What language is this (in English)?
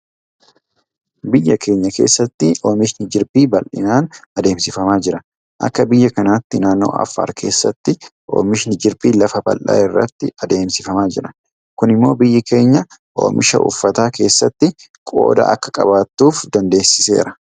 Oromo